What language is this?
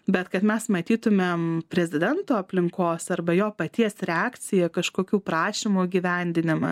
Lithuanian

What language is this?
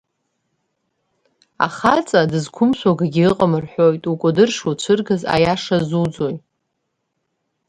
Abkhazian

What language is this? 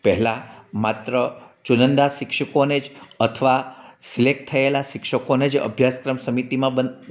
Gujarati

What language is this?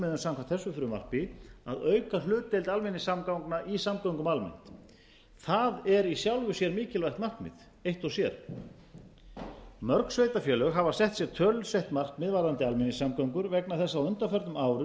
Icelandic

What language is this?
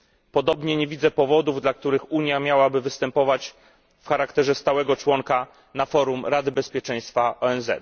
Polish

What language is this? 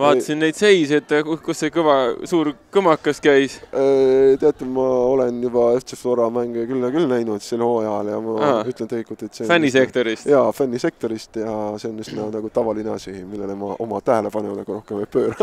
Italian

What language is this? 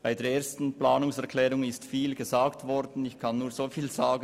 Swiss German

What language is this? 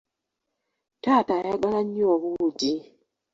Ganda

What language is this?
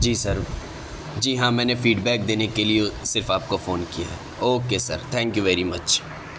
Urdu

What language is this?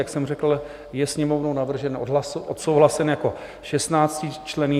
Czech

